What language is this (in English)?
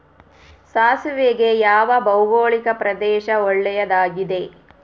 Kannada